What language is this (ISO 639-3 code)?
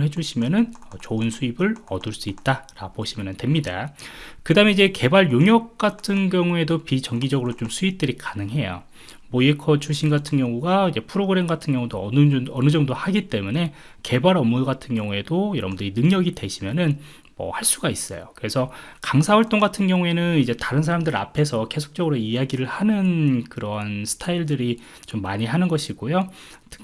kor